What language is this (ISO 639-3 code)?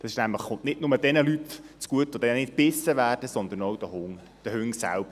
gsw